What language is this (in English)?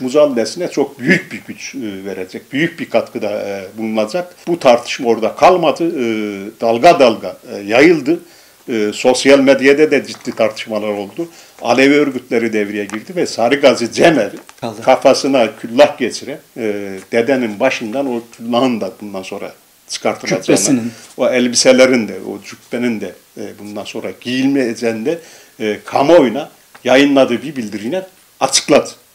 Turkish